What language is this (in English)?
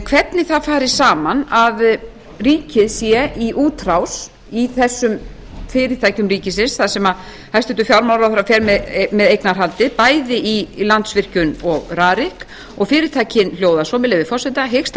Icelandic